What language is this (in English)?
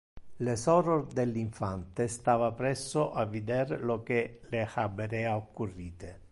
Interlingua